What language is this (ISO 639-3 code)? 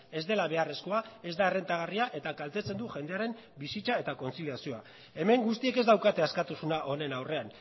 eus